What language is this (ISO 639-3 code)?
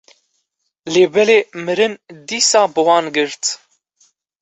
kur